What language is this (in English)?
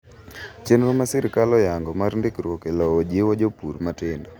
Luo (Kenya and Tanzania)